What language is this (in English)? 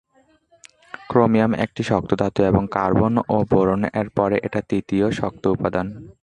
Bangla